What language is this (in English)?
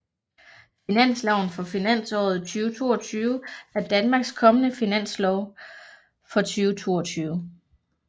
Danish